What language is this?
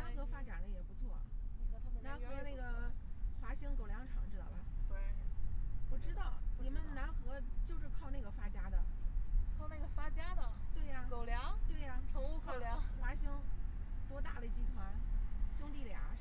Chinese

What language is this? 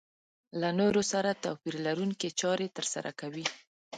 Pashto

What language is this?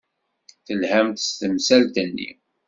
Kabyle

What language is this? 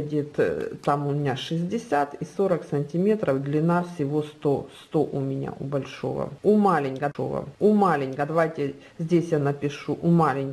Russian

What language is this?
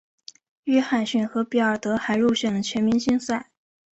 Chinese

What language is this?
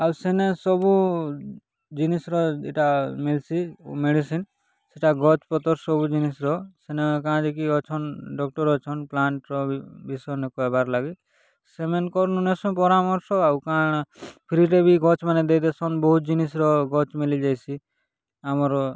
Odia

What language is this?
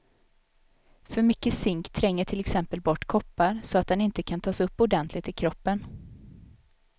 Swedish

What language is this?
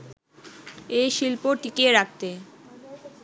Bangla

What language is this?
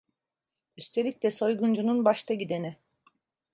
Turkish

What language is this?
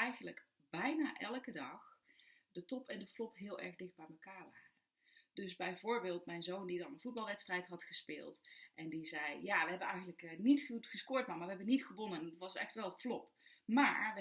Dutch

